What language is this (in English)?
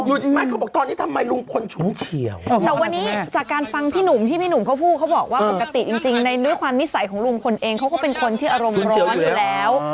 Thai